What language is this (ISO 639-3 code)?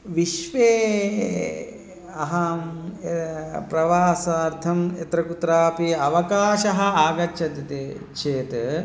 san